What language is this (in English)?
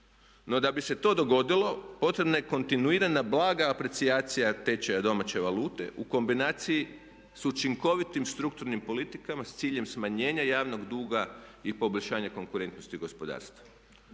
Croatian